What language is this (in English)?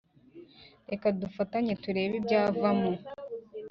Kinyarwanda